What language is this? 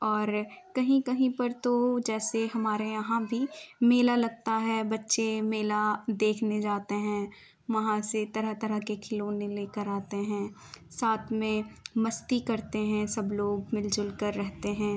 Urdu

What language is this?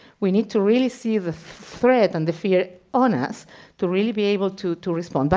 English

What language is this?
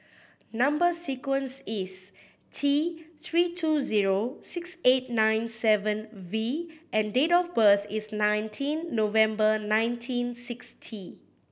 English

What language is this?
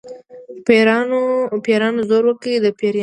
Pashto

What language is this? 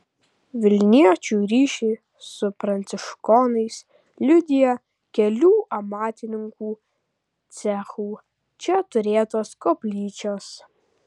Lithuanian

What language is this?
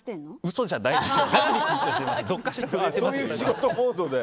Japanese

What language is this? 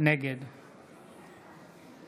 Hebrew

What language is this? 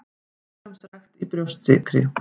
Icelandic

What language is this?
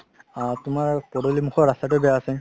Assamese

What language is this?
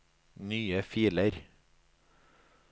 Norwegian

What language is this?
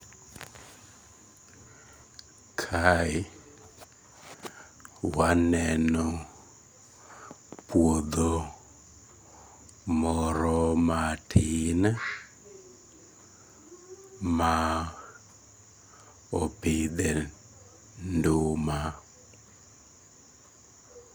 Luo (Kenya and Tanzania)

